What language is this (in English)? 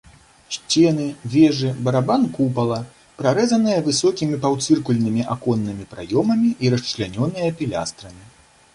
Belarusian